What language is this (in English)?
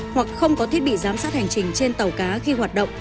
Vietnamese